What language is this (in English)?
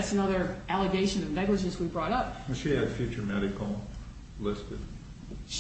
English